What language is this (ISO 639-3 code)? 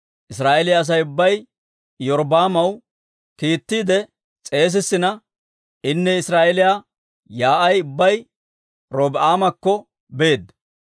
dwr